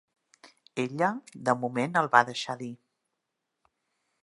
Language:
Catalan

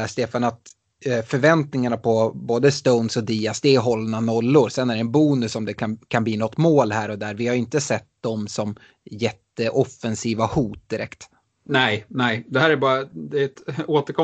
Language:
Swedish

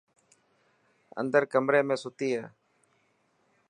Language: Dhatki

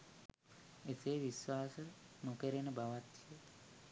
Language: Sinhala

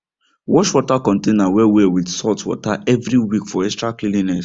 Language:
Nigerian Pidgin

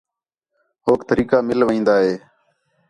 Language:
Khetrani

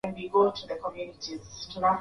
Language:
Swahili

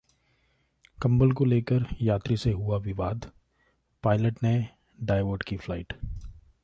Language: Hindi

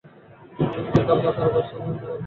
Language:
Bangla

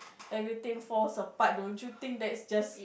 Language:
English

